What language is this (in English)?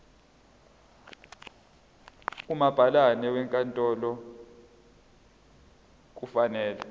Zulu